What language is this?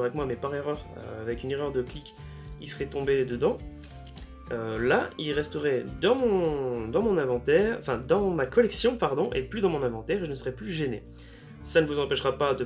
French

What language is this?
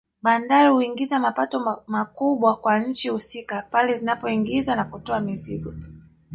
Swahili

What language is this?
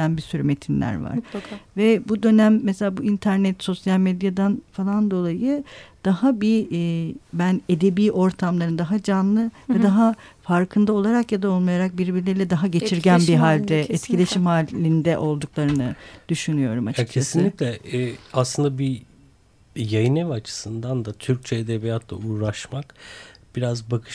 Turkish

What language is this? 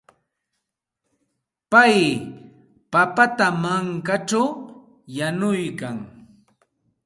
Santa Ana de Tusi Pasco Quechua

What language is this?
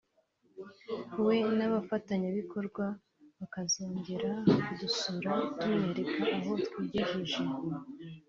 Kinyarwanda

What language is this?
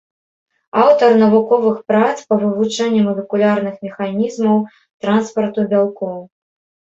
Belarusian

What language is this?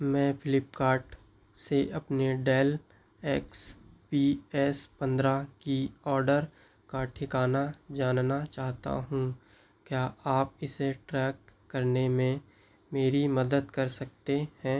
Hindi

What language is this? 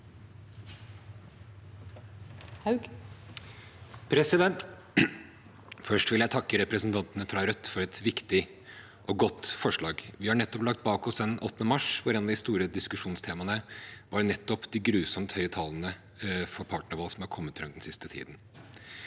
Norwegian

